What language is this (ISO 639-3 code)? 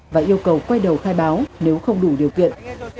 vie